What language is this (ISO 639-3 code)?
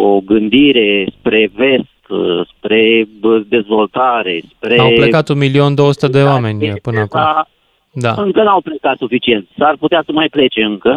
ron